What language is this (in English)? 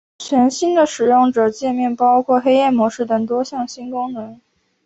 Chinese